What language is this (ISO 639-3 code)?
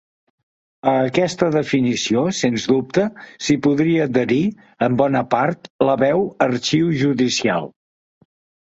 cat